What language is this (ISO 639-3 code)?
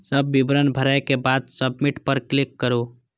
mai